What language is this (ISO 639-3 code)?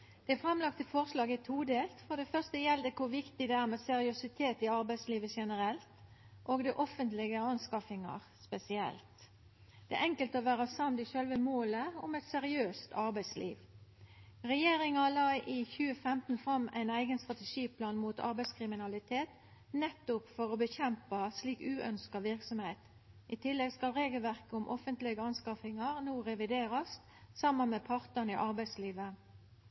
nno